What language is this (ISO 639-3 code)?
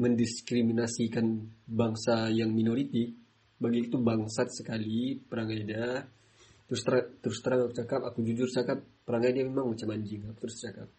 msa